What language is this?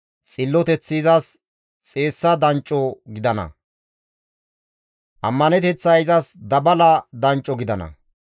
Gamo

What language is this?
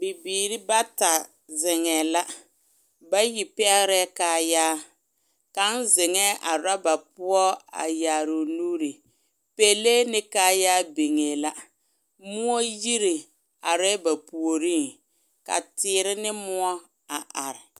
Southern Dagaare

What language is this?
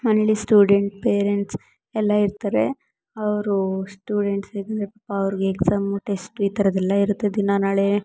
Kannada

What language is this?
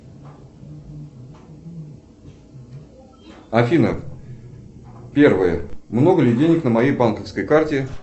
Russian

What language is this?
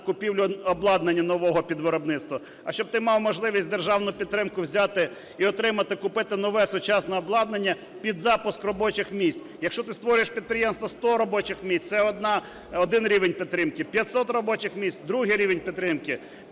Ukrainian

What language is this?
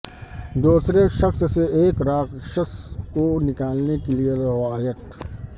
Urdu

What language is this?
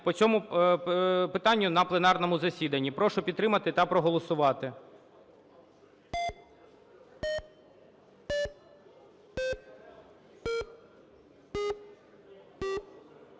Ukrainian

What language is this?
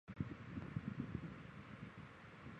Chinese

